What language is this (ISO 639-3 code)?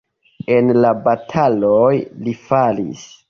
epo